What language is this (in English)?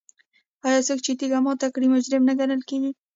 Pashto